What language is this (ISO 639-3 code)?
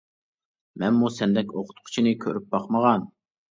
uig